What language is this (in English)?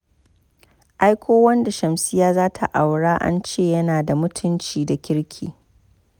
Hausa